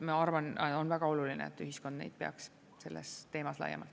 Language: Estonian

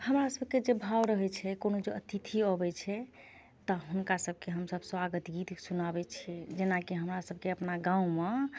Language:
Maithili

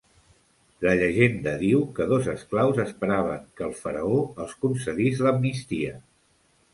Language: Catalan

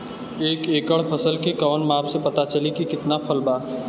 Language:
Bhojpuri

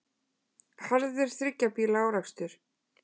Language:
Icelandic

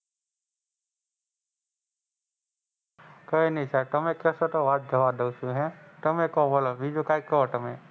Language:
Gujarati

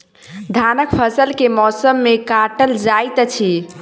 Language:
Maithili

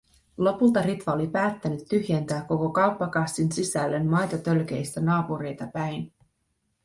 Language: Finnish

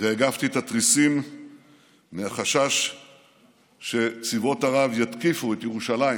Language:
Hebrew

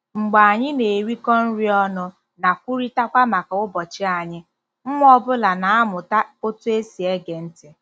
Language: Igbo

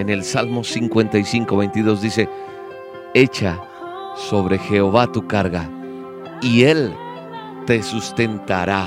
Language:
Spanish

